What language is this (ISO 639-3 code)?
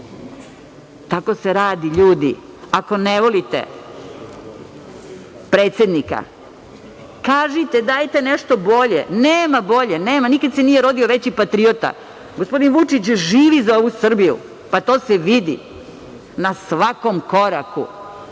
srp